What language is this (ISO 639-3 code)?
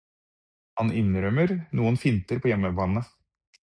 nob